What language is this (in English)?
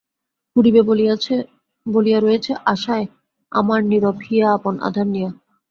Bangla